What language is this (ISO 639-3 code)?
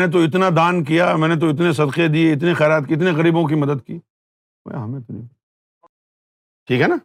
urd